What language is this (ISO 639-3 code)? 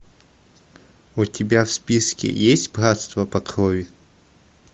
rus